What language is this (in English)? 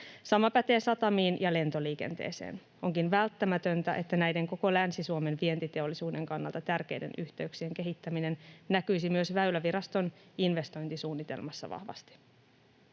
Finnish